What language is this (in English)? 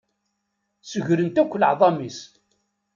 Kabyle